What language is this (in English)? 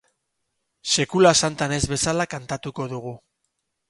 Basque